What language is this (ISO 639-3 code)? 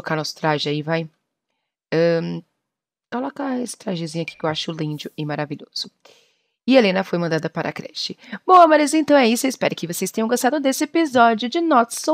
por